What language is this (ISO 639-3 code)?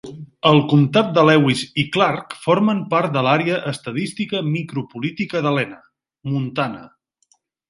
cat